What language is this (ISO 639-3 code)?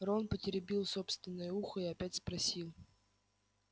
rus